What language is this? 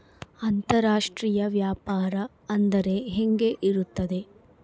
Kannada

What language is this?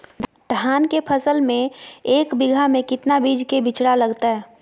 Magahi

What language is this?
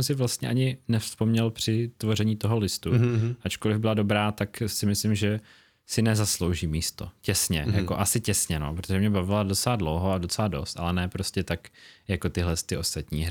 Czech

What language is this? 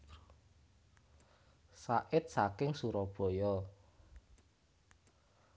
Javanese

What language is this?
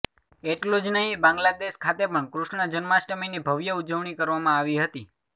Gujarati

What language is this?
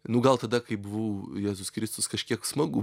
Lithuanian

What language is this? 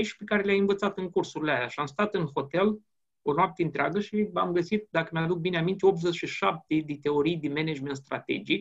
Romanian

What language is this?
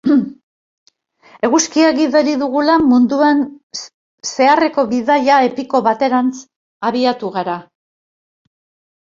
Basque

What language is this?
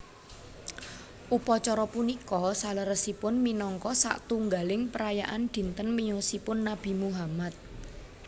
Javanese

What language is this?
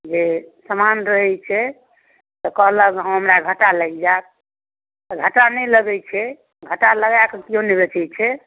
Maithili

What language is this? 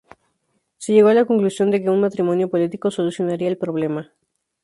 Spanish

